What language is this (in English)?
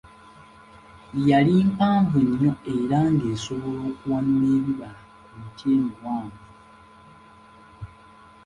Ganda